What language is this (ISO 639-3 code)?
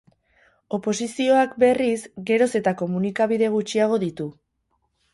eus